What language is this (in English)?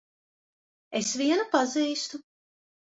Latvian